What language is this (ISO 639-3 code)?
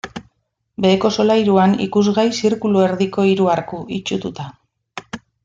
eus